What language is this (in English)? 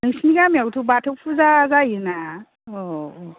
Bodo